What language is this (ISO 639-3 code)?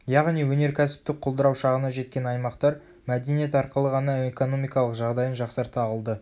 kaz